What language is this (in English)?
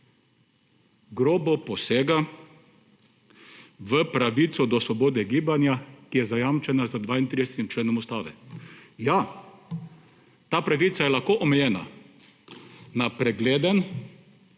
Slovenian